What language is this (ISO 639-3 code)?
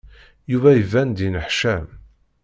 kab